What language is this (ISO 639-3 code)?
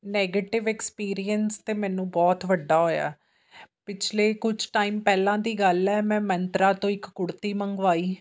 pan